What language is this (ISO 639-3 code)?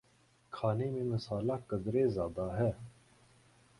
urd